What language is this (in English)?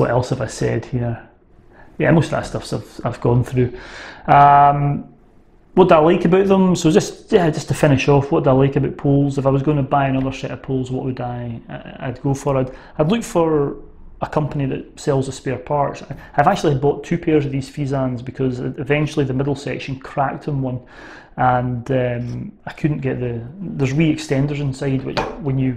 English